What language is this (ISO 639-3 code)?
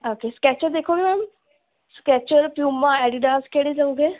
pan